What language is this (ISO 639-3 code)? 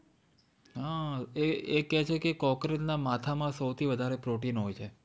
guj